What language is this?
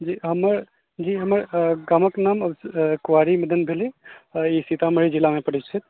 Maithili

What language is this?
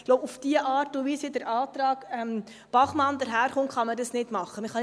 Swiss German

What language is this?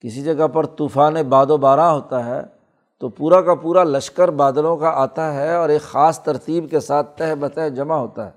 Urdu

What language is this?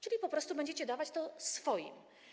Polish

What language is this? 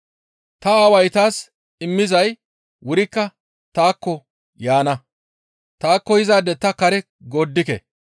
Gamo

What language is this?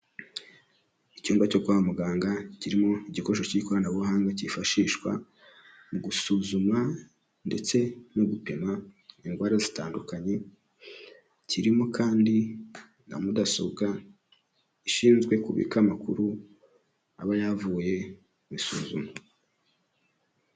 Kinyarwanda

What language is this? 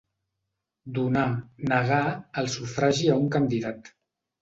Catalan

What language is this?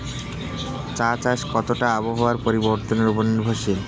Bangla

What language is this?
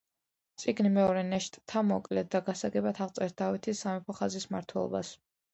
Georgian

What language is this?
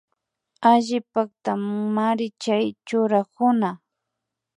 Imbabura Highland Quichua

